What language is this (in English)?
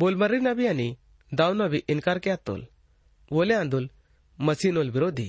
Hindi